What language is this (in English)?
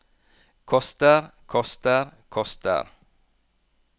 Norwegian